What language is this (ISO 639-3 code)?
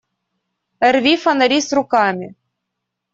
rus